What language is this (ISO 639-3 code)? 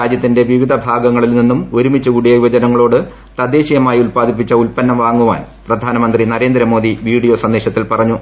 mal